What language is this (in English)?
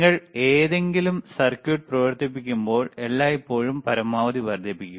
Malayalam